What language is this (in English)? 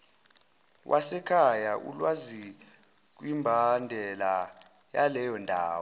Zulu